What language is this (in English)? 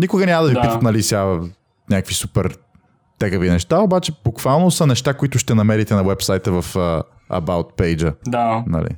Bulgarian